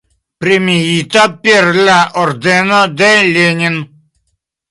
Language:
Esperanto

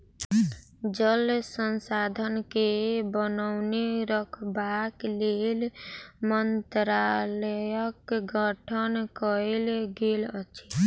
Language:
Maithili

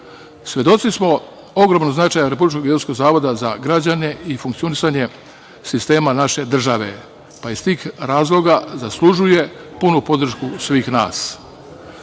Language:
Serbian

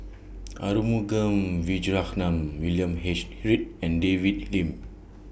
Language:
English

